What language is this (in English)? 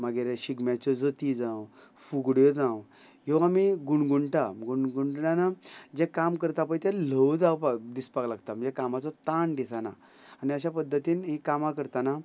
Konkani